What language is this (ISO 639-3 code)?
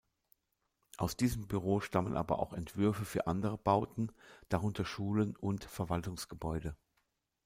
deu